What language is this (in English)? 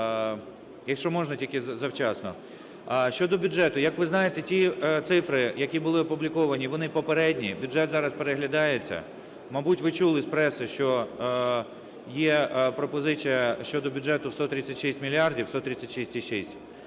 Ukrainian